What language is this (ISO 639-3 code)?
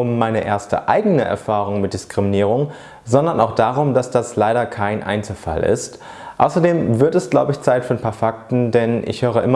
deu